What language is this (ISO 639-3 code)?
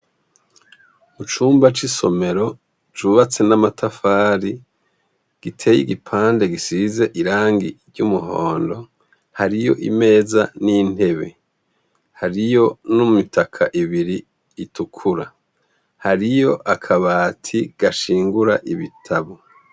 run